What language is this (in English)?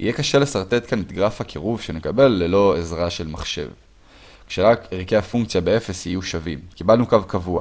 Hebrew